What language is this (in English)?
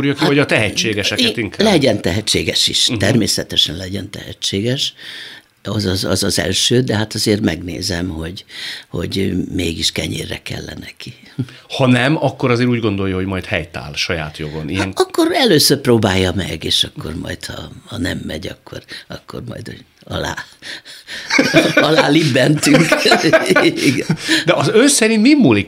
Hungarian